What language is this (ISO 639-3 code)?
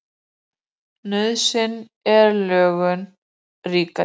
isl